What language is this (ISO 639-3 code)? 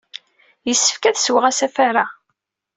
kab